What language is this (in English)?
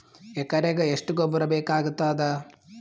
Kannada